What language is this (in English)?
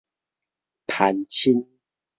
Min Nan Chinese